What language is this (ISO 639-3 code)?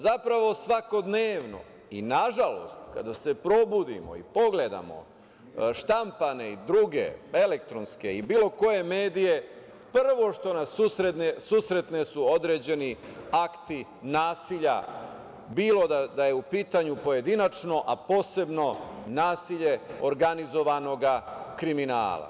srp